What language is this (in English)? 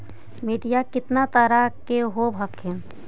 Magahi